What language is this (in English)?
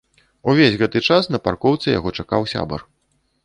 Belarusian